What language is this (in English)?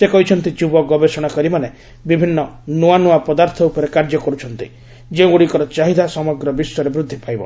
Odia